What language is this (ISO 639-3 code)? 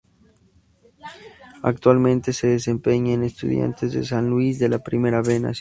spa